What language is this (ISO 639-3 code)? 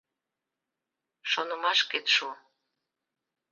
chm